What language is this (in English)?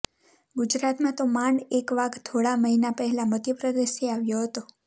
Gujarati